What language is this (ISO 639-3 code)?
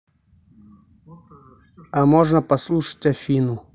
rus